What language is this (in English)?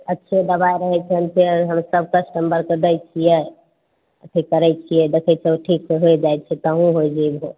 Maithili